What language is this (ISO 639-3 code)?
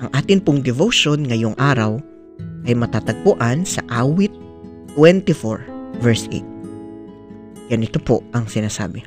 fil